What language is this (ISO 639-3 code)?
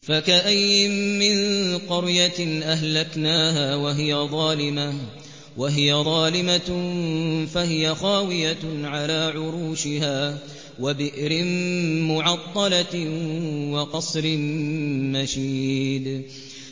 ara